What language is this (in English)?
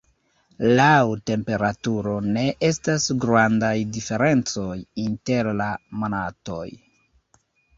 Esperanto